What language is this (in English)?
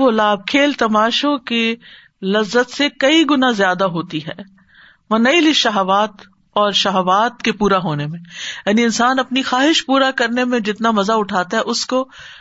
Urdu